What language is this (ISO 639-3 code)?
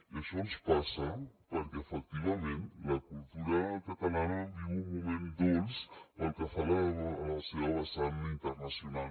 cat